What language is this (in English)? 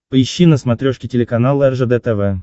Russian